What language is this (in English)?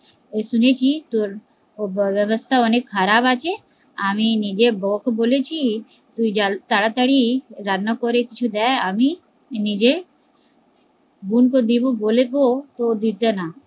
Bangla